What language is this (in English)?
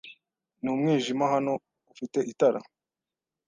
Kinyarwanda